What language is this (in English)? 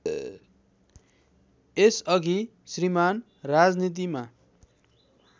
Nepali